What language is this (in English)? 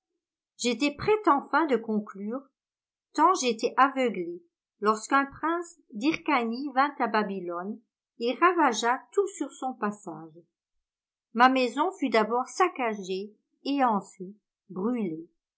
French